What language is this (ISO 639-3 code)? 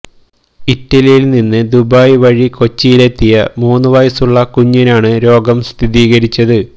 mal